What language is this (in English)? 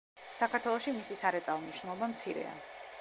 Georgian